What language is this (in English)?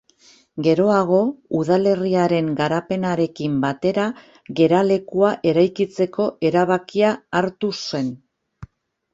Basque